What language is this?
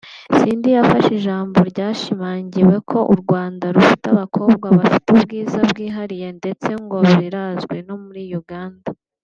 Kinyarwanda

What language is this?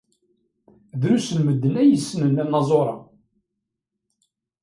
Kabyle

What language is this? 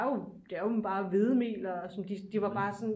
Danish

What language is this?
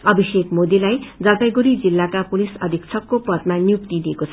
Nepali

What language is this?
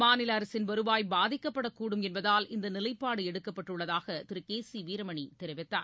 Tamil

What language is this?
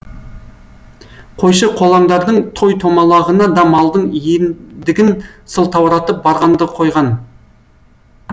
Kazakh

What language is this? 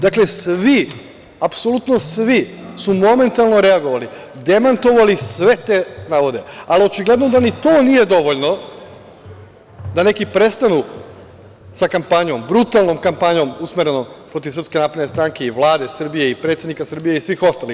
Serbian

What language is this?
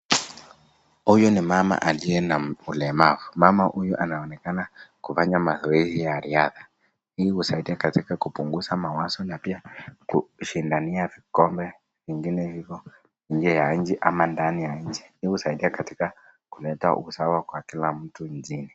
Swahili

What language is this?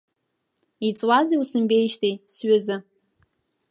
Abkhazian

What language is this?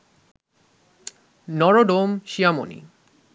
Bangla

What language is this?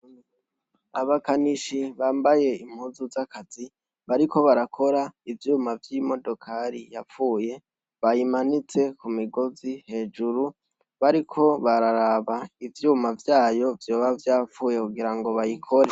Rundi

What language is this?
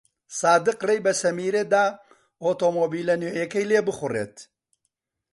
Central Kurdish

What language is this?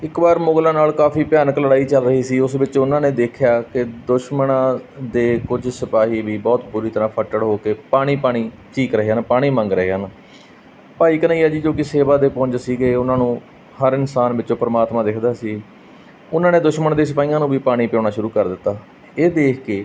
Punjabi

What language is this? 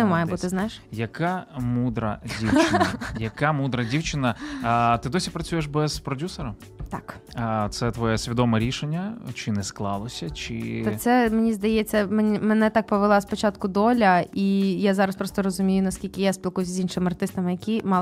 Ukrainian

